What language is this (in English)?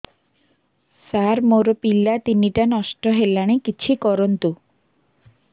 Odia